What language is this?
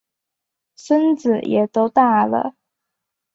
Chinese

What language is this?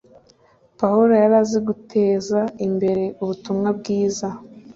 Kinyarwanda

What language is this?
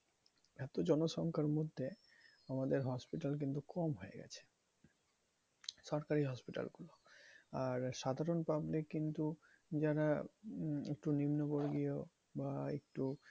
Bangla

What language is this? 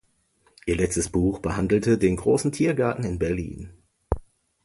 German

